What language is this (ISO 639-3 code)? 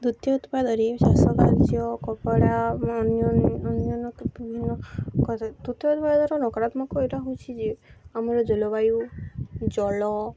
ori